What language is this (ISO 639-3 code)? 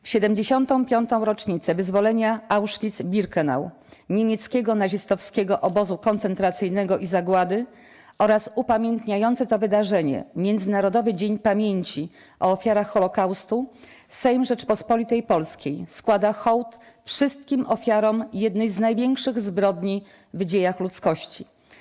pol